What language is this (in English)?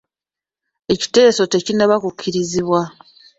Ganda